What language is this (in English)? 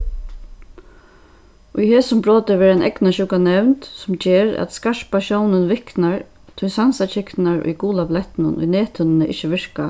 Faroese